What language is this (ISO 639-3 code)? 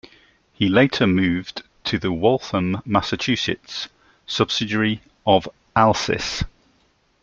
eng